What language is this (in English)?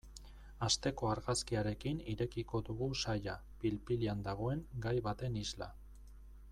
Basque